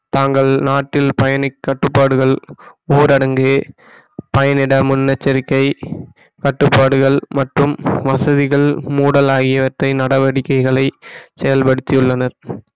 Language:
Tamil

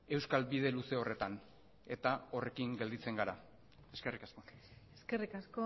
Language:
Basque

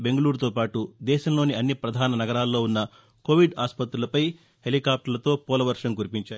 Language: Telugu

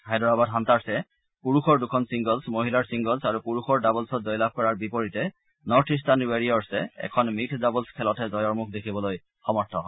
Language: Assamese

